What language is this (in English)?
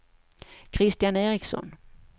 Swedish